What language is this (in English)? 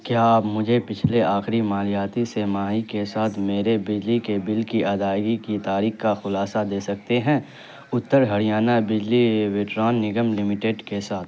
Urdu